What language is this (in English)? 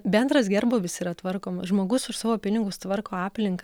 Lithuanian